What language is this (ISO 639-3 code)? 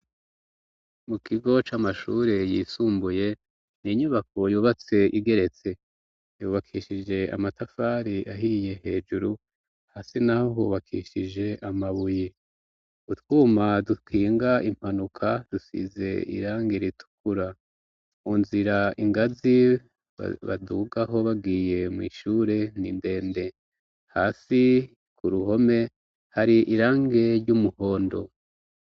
run